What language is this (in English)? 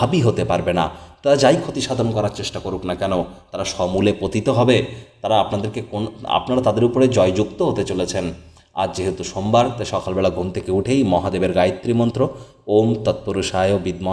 Hindi